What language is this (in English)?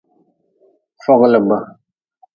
Nawdm